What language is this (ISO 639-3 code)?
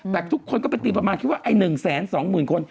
tha